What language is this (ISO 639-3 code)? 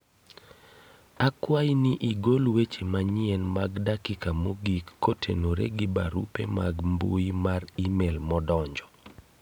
luo